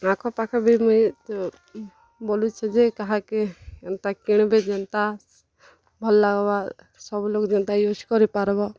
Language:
Odia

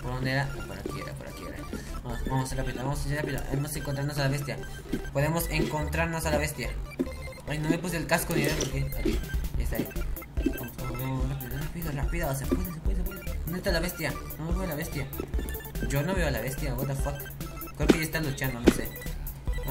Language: Spanish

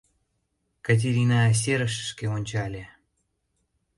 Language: Mari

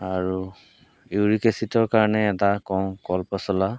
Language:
Assamese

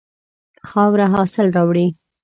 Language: Pashto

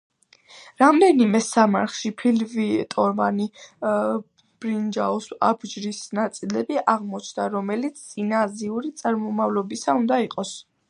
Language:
Georgian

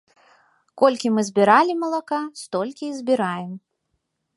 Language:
Belarusian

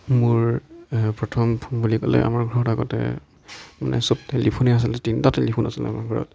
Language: Assamese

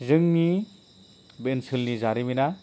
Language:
Bodo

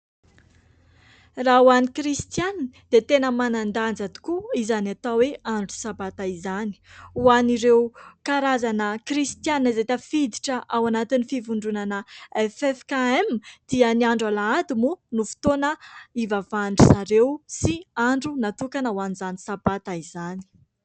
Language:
Malagasy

